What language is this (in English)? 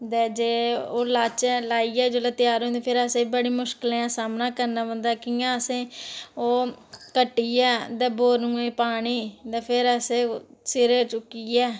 Dogri